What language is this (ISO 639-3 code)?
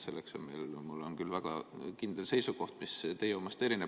est